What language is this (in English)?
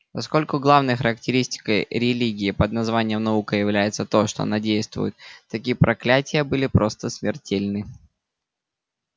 Russian